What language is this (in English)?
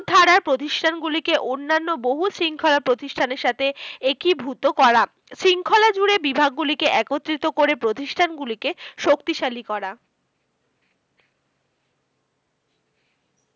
Bangla